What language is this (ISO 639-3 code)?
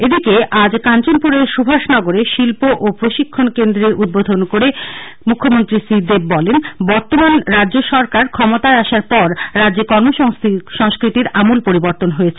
ben